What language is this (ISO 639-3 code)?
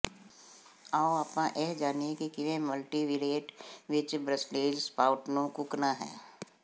pan